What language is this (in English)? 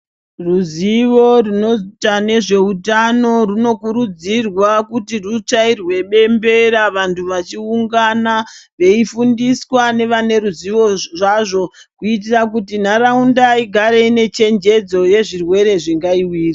Ndau